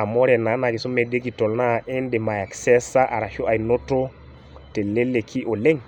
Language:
Masai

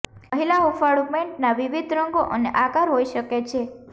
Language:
Gujarati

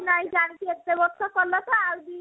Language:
Odia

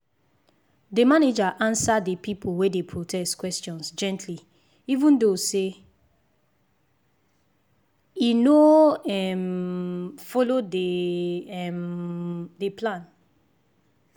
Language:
Nigerian Pidgin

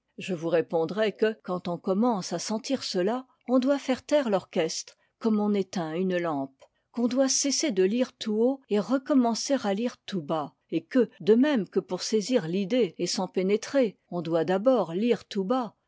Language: French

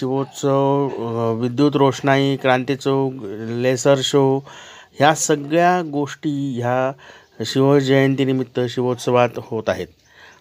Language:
Marathi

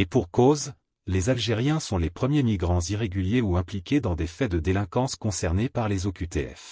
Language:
French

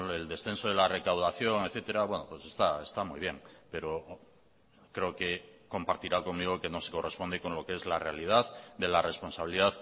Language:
Spanish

